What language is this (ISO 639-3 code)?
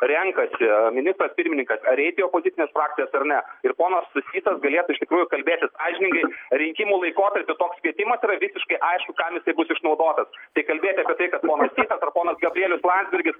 lit